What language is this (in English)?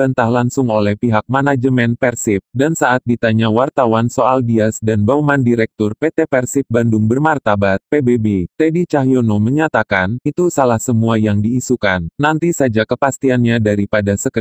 Indonesian